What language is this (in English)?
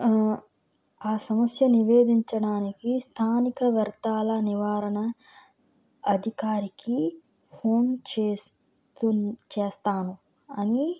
Telugu